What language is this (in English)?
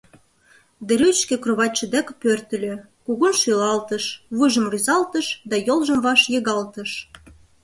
Mari